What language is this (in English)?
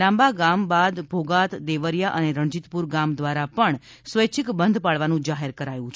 Gujarati